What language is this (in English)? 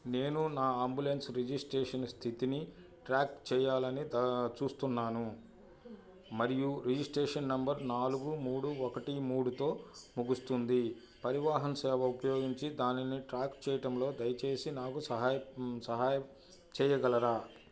Telugu